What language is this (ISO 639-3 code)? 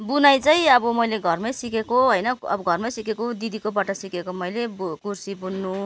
nep